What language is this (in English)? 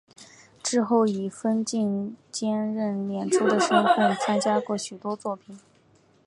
Chinese